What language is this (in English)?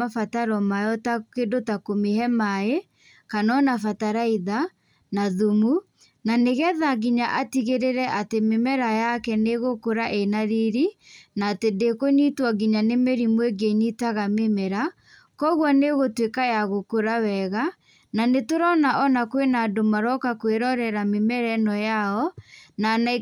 Kikuyu